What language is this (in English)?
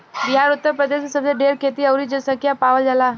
Bhojpuri